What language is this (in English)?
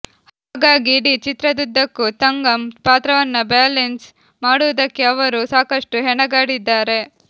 Kannada